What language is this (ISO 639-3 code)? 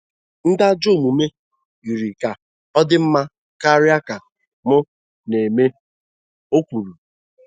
ibo